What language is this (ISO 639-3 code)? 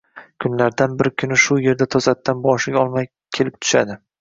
uzb